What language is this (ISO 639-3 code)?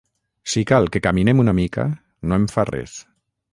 cat